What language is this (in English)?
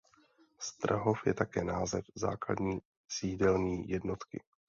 Czech